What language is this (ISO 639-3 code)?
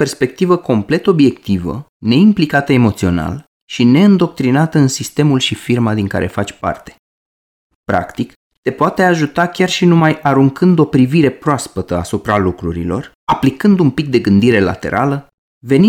ron